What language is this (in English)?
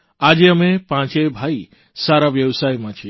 Gujarati